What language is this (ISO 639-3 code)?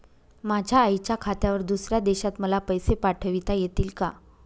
mar